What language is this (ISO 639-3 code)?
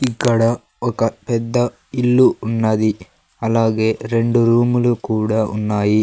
tel